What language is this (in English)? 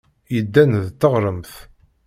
Kabyle